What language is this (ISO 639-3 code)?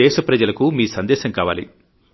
tel